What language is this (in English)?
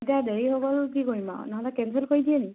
Assamese